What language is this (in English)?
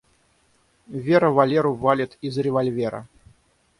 Russian